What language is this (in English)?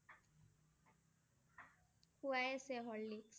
Assamese